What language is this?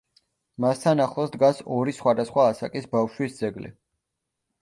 Georgian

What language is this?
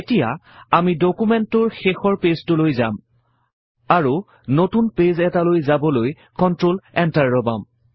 Assamese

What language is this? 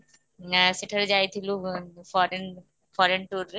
Odia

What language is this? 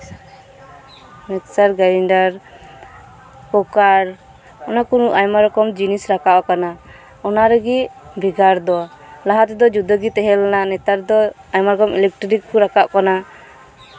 Santali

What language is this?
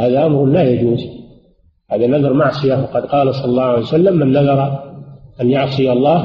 Arabic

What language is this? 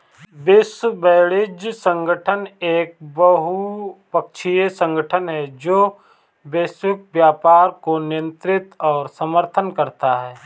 Hindi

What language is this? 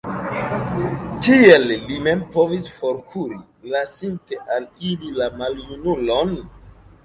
Esperanto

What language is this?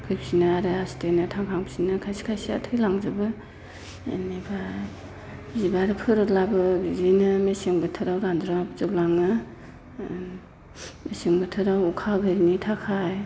Bodo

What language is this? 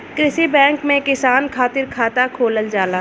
Bhojpuri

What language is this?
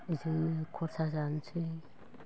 Bodo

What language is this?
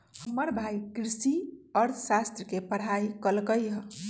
Magahi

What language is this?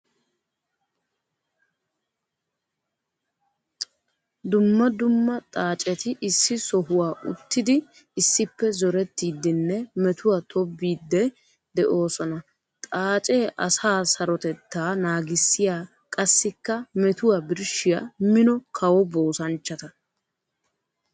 Wolaytta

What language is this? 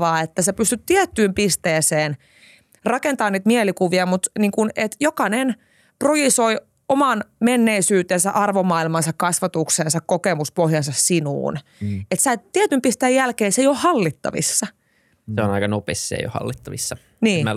Finnish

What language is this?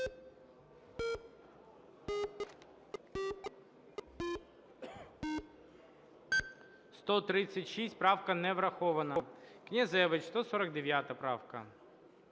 Ukrainian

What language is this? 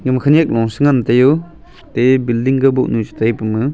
Wancho Naga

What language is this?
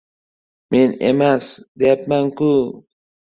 Uzbek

